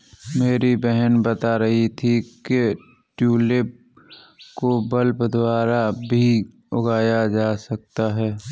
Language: Hindi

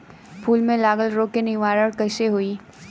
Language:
Bhojpuri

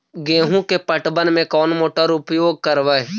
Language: Magahi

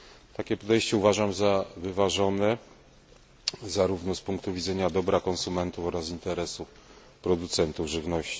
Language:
Polish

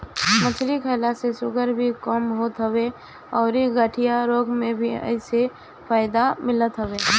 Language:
Bhojpuri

